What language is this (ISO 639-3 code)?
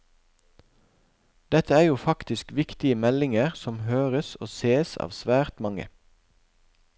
nor